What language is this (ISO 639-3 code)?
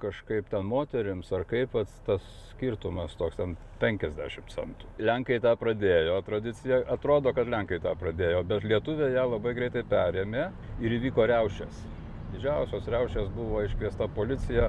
lit